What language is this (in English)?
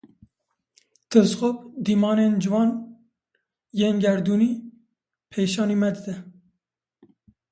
Kurdish